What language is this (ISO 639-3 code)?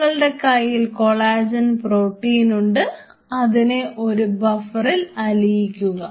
mal